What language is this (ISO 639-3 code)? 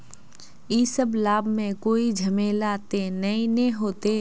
mag